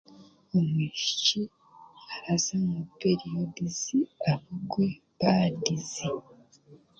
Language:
Chiga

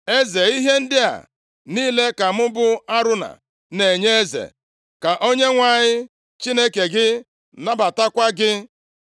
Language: Igbo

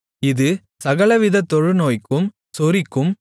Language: Tamil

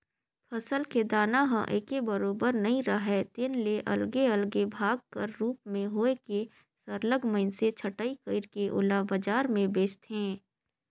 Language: Chhattisgarhi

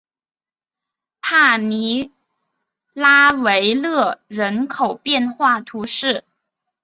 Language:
Chinese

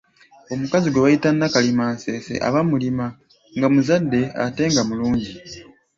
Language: Ganda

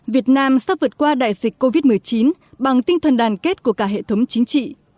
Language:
Vietnamese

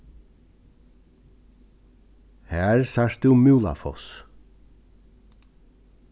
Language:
Faroese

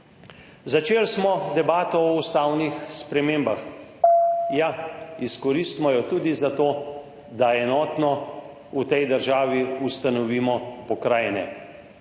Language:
Slovenian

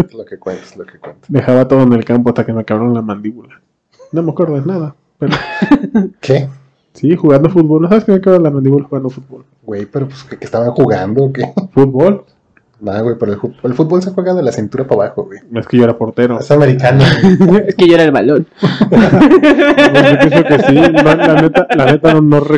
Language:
Spanish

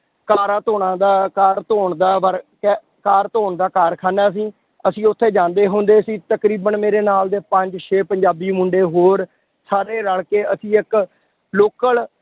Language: Punjabi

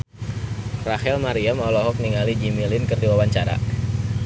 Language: Sundanese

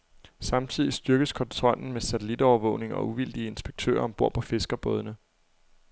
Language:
Danish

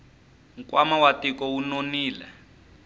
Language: Tsonga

